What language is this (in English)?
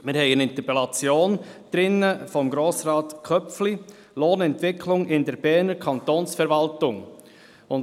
Swiss German